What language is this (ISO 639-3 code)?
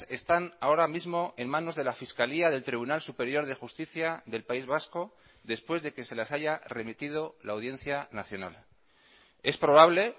spa